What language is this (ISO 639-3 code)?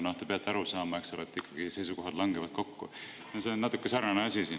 est